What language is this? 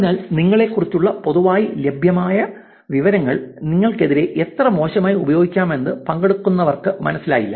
Malayalam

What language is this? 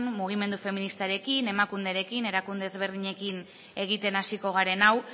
Basque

